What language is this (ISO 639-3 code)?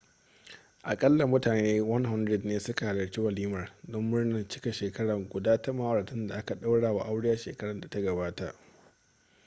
hau